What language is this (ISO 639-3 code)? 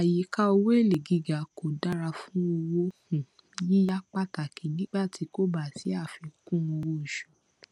yor